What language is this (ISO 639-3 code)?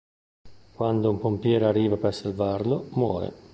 ita